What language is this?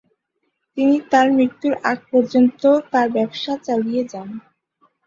Bangla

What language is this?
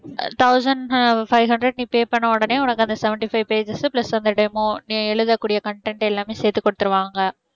Tamil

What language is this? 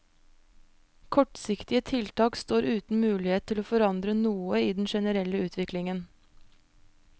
Norwegian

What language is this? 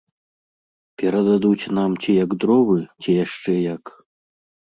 Belarusian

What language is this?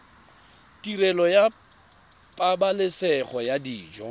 Tswana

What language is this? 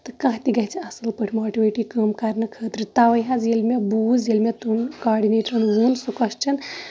Kashmiri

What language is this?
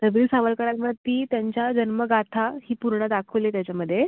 Marathi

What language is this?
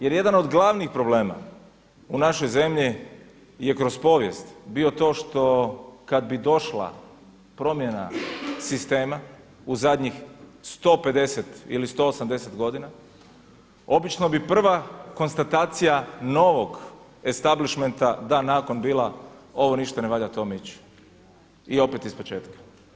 Croatian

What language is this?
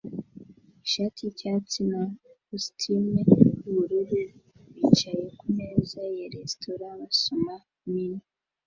Kinyarwanda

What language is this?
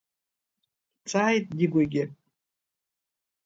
Abkhazian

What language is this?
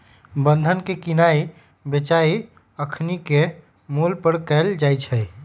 Magahi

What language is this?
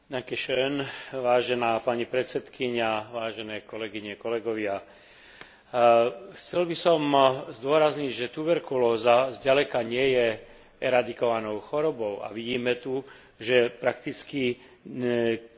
Slovak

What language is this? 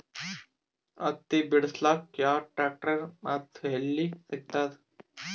Kannada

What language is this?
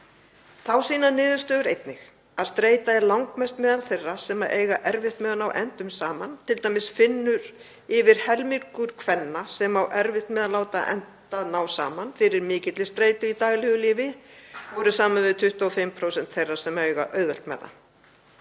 Icelandic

